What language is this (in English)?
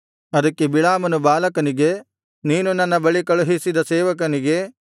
Kannada